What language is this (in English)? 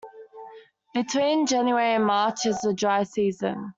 English